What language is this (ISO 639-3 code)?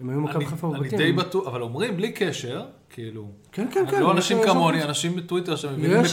heb